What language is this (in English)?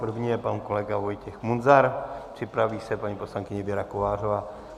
Czech